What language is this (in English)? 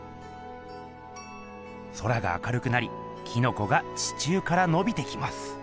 Japanese